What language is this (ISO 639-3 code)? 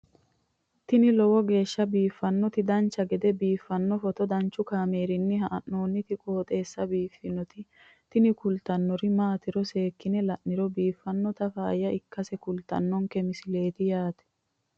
sid